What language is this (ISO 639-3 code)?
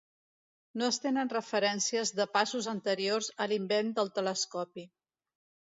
cat